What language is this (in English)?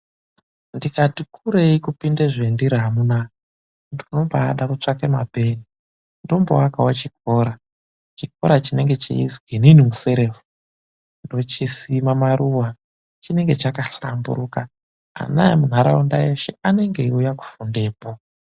Ndau